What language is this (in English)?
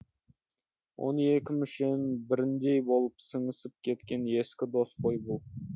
Kazakh